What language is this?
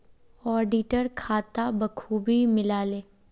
Magahi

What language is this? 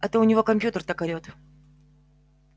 Russian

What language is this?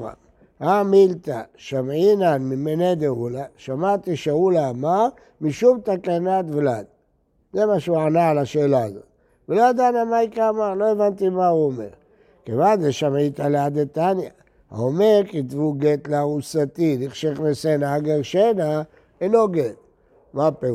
Hebrew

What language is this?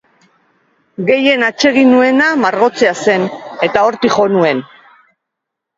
Basque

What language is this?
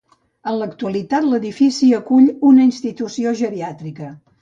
Catalan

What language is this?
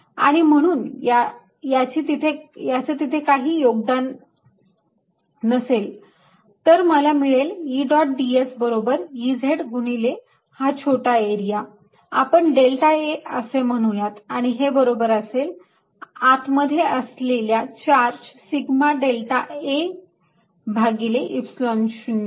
Marathi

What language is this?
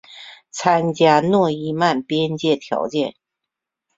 Chinese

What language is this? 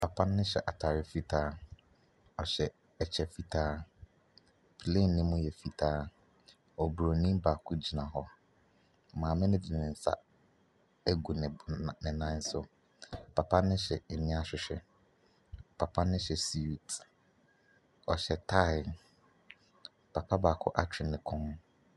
Akan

